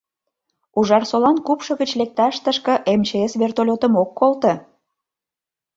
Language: Mari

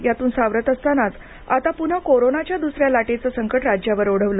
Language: Marathi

